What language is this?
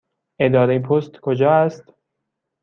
Persian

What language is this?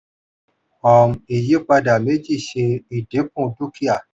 Yoruba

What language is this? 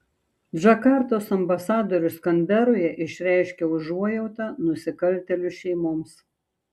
Lithuanian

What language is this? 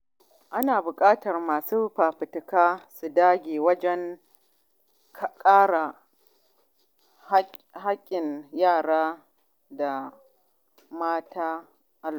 Hausa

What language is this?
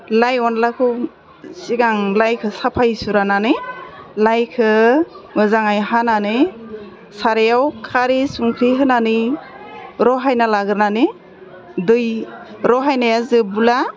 Bodo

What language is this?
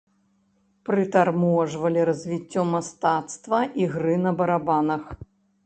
Belarusian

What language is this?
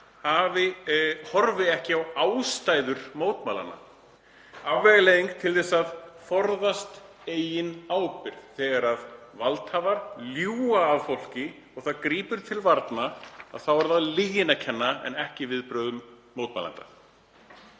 Icelandic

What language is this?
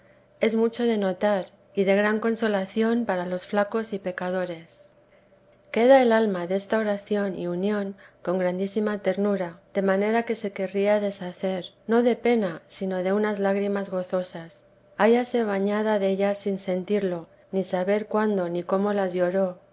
Spanish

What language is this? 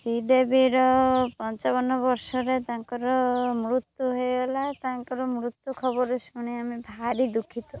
Odia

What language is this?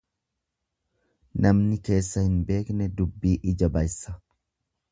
Oromo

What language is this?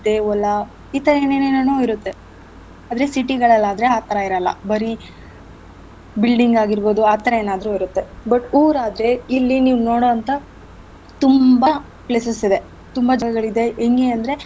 Kannada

